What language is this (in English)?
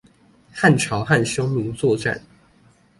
Chinese